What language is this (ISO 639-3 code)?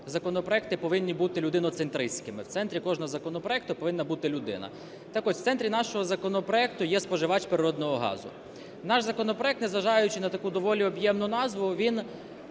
ukr